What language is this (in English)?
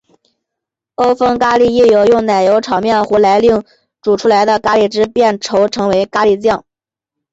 Chinese